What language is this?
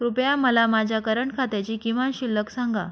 Marathi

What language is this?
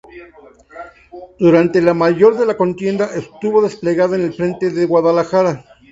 Spanish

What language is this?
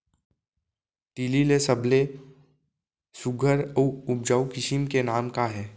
Chhattisgarhi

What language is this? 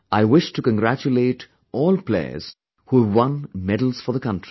English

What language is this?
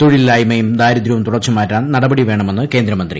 Malayalam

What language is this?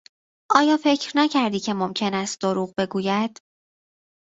Persian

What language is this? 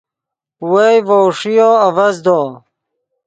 Yidgha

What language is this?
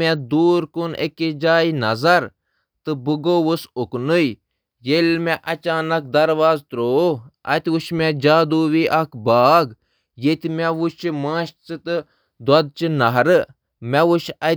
Kashmiri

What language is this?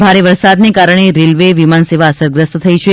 Gujarati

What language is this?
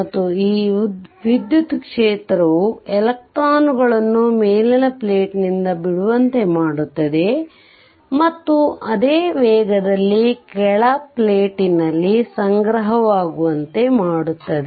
Kannada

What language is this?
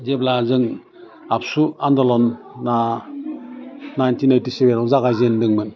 Bodo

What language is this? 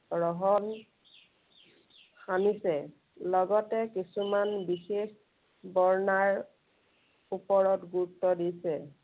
Assamese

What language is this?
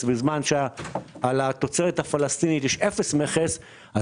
Hebrew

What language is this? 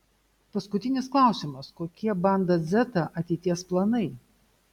Lithuanian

